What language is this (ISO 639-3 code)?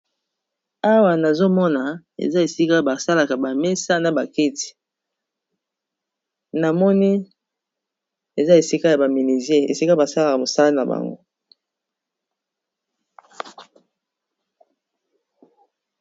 lin